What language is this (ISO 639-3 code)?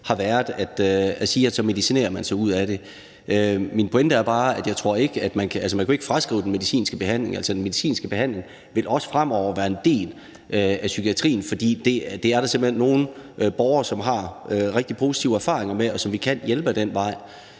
dan